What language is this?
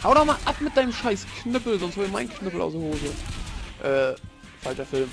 German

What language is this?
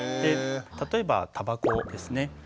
Japanese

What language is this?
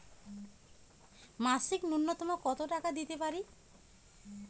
Bangla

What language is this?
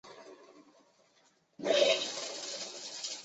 Chinese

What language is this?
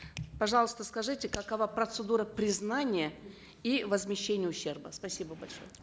Kazakh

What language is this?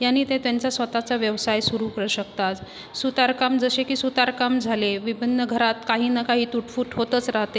Marathi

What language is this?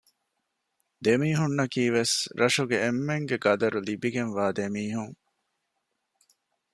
Divehi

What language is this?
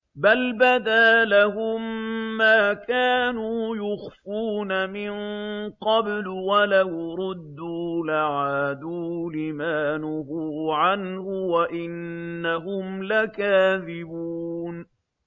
Arabic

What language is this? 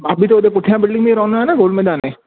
Sindhi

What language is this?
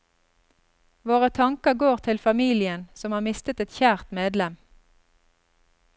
Norwegian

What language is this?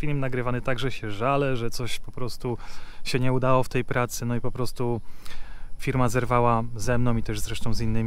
Polish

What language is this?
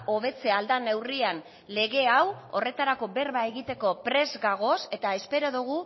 Basque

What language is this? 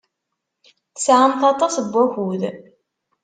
Kabyle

